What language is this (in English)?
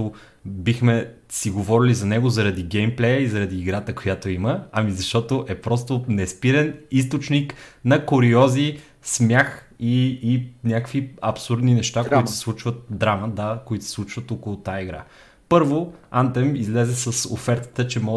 Bulgarian